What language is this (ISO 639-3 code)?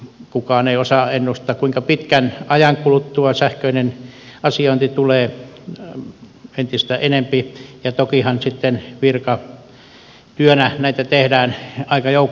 fin